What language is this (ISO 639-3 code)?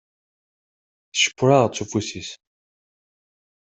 kab